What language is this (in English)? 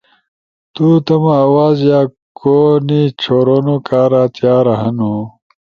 Ushojo